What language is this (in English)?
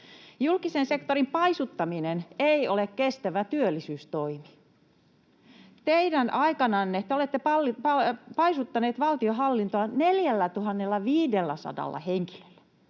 Finnish